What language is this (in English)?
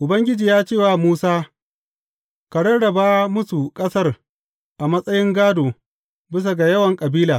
Hausa